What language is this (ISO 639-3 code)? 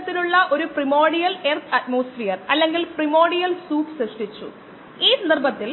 mal